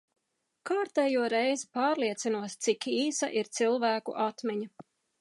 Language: Latvian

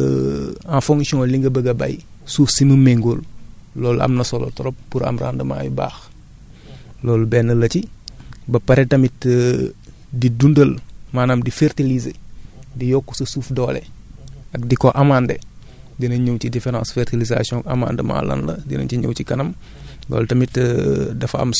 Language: Wolof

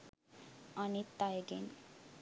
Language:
Sinhala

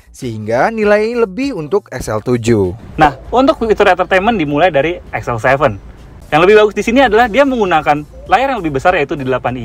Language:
Indonesian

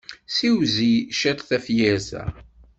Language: Kabyle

